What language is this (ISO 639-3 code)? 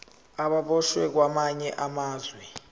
zul